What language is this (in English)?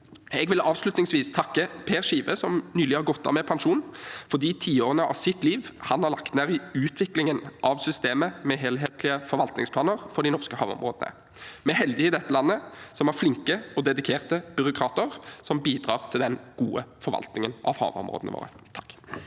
Norwegian